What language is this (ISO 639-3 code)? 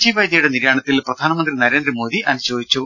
mal